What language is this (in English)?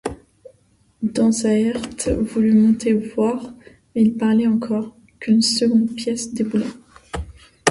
French